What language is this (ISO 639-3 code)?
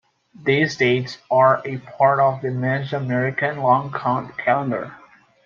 eng